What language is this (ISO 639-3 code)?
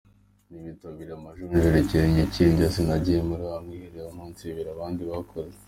kin